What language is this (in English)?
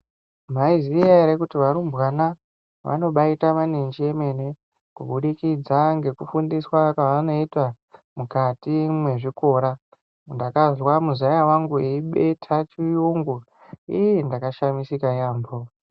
Ndau